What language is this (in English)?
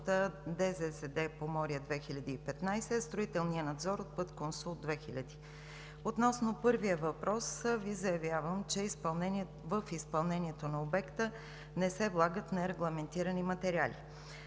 Bulgarian